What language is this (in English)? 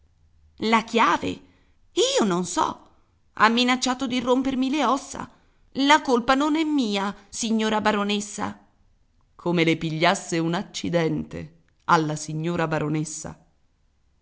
Italian